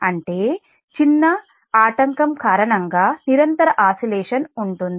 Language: Telugu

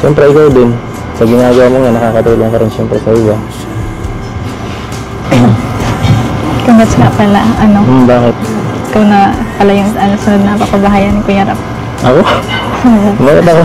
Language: Filipino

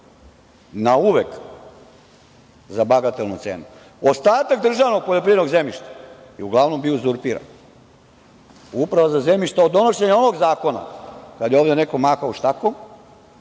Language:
Serbian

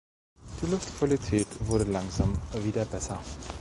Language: German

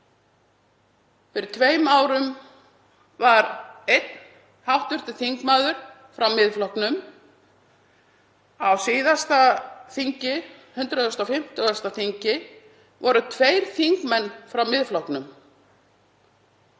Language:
Icelandic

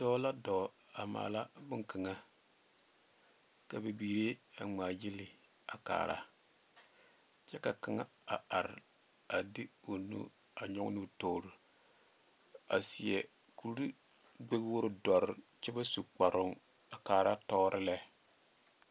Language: Southern Dagaare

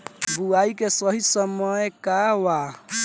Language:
Bhojpuri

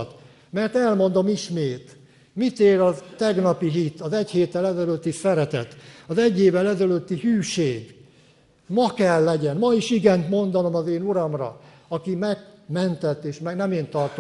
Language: Hungarian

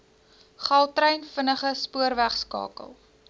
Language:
Afrikaans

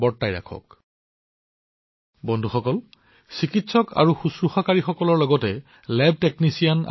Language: Assamese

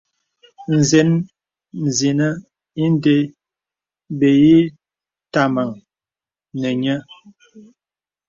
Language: Bebele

